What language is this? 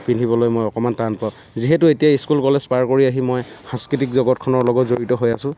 Assamese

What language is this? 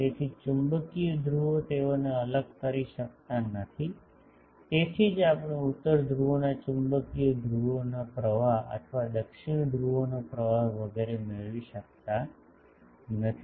Gujarati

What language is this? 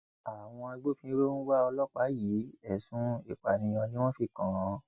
Yoruba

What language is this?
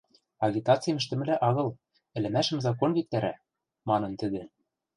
Western Mari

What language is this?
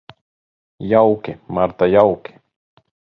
Latvian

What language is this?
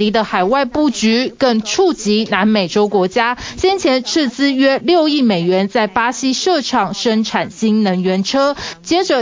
Chinese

